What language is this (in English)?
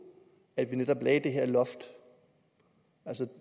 Danish